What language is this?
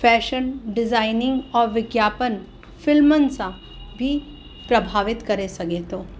Sindhi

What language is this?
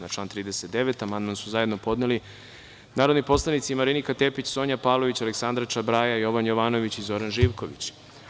Serbian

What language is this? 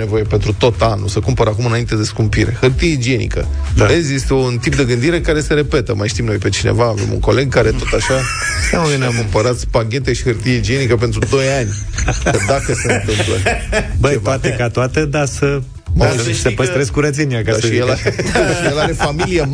Romanian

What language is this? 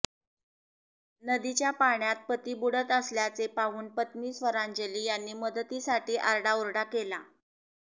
Marathi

